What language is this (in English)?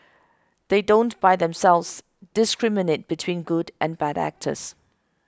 English